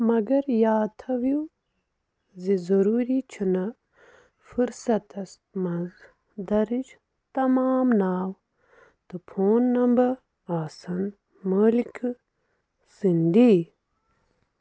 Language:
Kashmiri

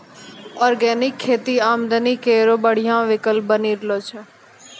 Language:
Maithili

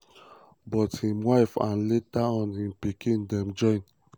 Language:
Nigerian Pidgin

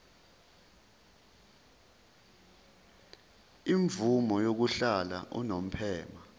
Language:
Zulu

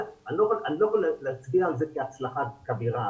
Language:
Hebrew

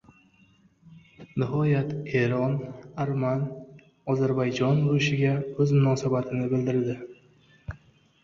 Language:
Uzbek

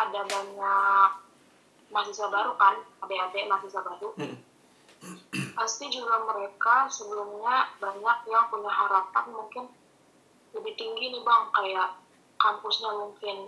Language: Indonesian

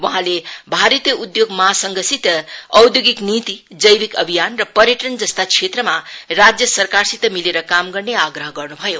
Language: Nepali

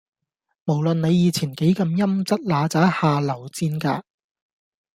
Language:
Cantonese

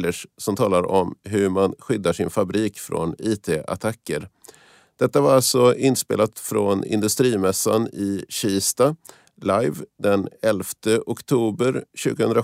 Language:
Swedish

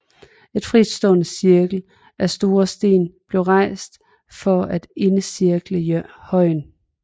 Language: Danish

